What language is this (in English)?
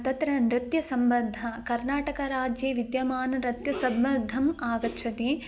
Sanskrit